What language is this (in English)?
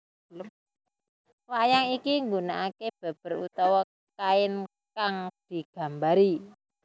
Javanese